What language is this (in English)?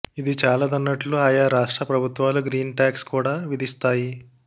Telugu